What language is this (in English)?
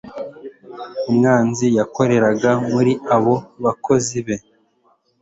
Kinyarwanda